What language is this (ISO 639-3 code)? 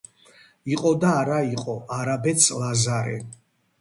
kat